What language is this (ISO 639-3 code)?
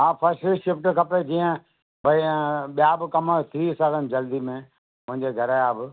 snd